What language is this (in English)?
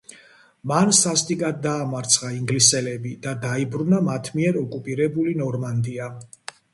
Georgian